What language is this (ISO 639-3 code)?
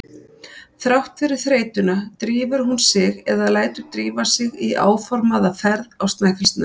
isl